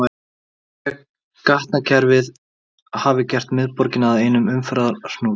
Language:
Icelandic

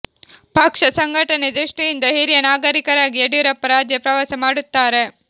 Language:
Kannada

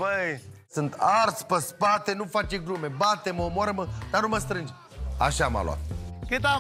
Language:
Romanian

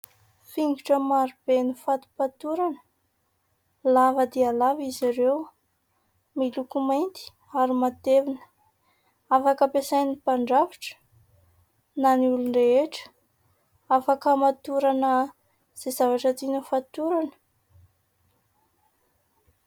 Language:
Malagasy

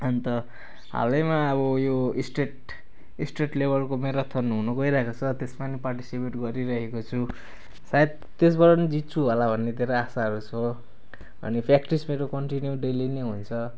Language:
Nepali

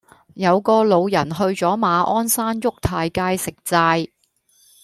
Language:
Cantonese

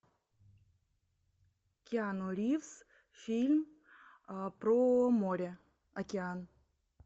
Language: Russian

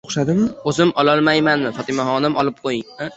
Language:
Uzbek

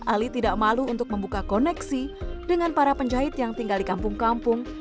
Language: Indonesian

